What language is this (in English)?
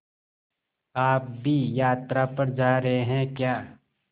Hindi